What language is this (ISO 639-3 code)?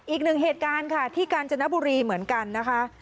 tha